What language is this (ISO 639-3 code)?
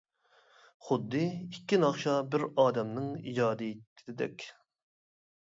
uig